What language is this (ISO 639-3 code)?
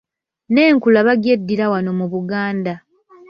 lug